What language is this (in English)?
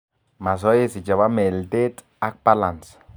Kalenjin